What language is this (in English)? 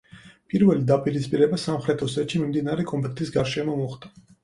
Georgian